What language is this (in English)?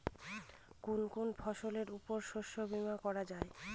Bangla